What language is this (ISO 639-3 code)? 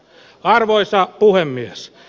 fin